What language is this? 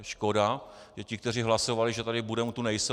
Czech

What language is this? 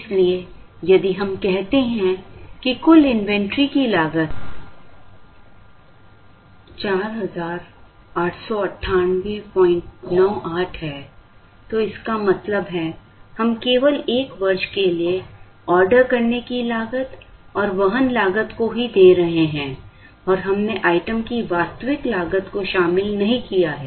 Hindi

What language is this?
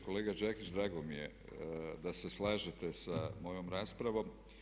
Croatian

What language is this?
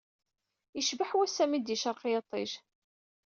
Kabyle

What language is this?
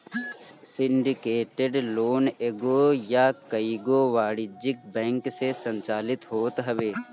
Bhojpuri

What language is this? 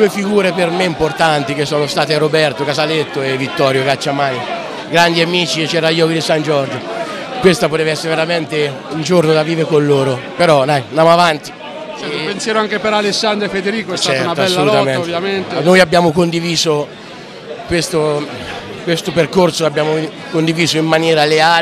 Italian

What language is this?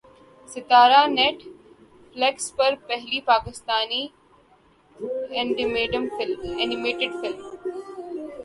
Urdu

